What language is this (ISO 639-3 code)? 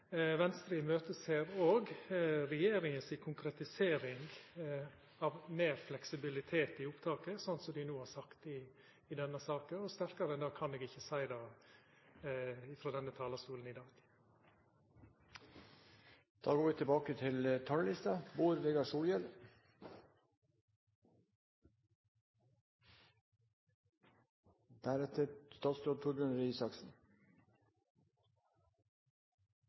nno